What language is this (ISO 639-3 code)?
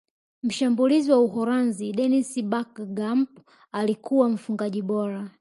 swa